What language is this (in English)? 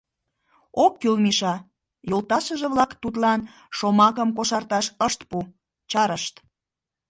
Mari